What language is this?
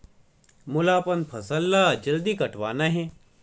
Chhattisgarhi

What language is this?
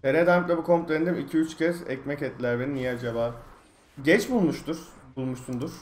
Turkish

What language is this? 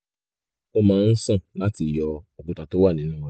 Yoruba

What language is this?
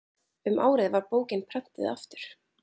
Icelandic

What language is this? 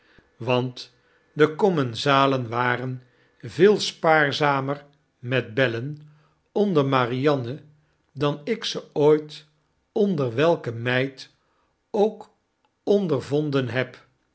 Dutch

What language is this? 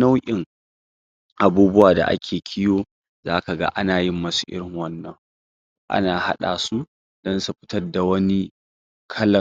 Hausa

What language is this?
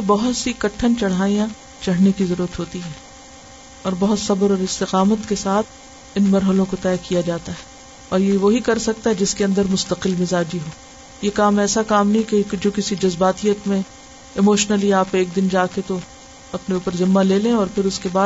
Urdu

